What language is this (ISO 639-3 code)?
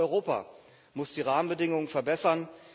deu